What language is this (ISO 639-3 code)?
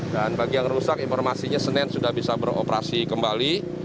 ind